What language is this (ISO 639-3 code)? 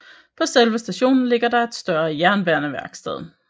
dan